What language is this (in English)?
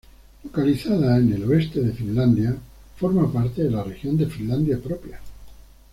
Spanish